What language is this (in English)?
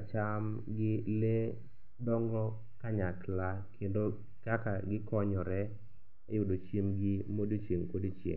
Luo (Kenya and Tanzania)